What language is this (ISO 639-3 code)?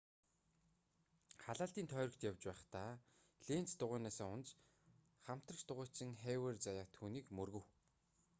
mon